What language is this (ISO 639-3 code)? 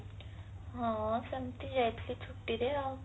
ori